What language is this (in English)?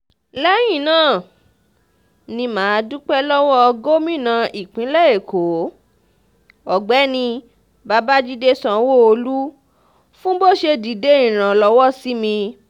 Yoruba